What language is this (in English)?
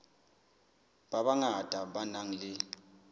Southern Sotho